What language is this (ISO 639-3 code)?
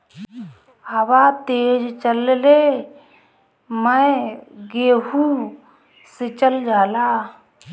bho